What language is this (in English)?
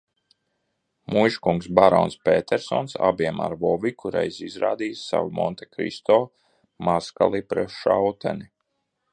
Latvian